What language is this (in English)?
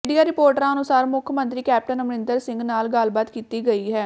Punjabi